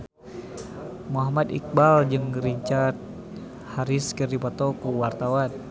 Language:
Sundanese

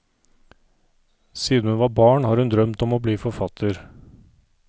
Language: Norwegian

